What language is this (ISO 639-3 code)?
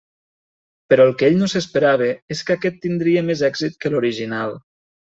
cat